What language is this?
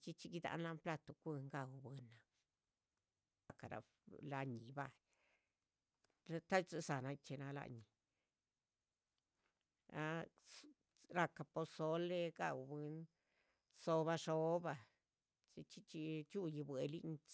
Chichicapan Zapotec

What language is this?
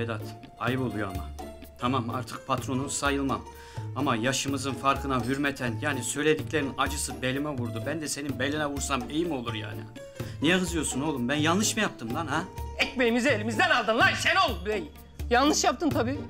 Turkish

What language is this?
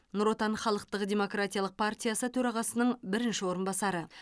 Kazakh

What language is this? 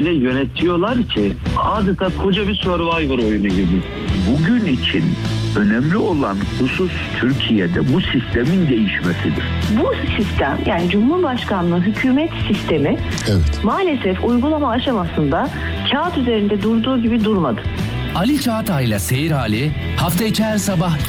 Turkish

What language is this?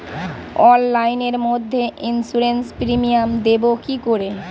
Bangla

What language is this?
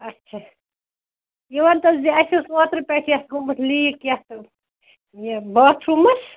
Kashmiri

